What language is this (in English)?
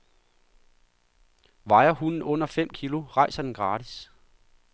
Danish